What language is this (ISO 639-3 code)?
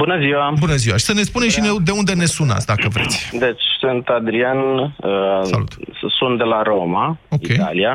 ron